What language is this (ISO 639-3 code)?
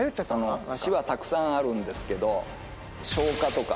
jpn